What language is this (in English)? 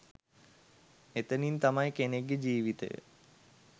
Sinhala